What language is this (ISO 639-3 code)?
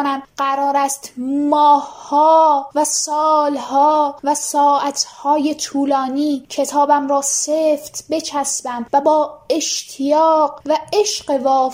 fas